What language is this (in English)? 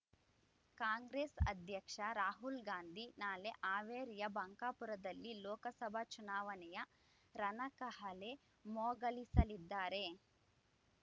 Kannada